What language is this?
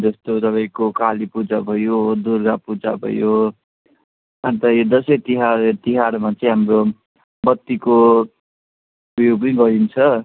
Nepali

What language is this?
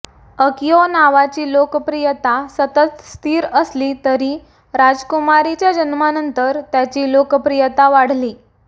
Marathi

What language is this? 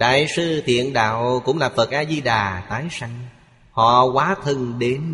Vietnamese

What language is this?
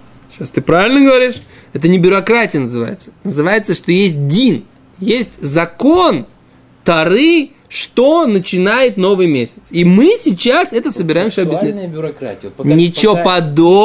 Russian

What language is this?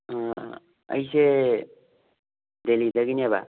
Manipuri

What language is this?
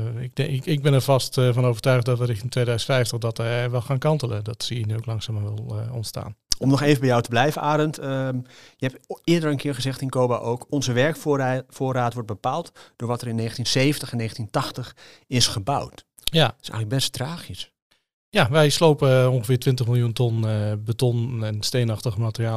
Dutch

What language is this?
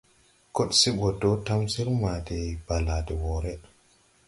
Tupuri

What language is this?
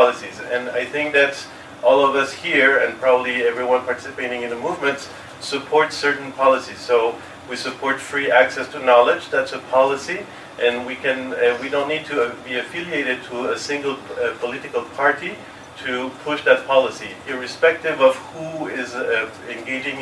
English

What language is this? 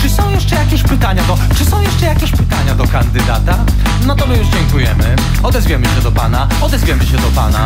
Polish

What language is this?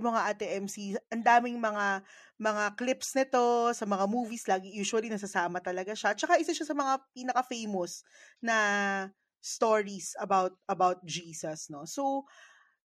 Filipino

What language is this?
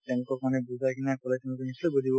Assamese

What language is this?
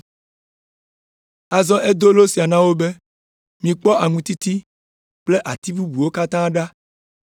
Ewe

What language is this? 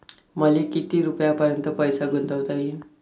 Marathi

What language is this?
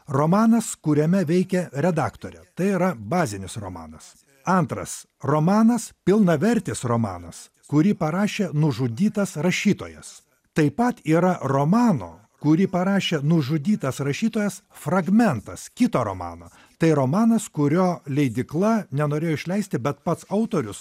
Lithuanian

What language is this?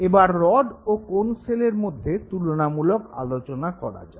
Bangla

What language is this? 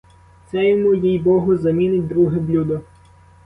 Ukrainian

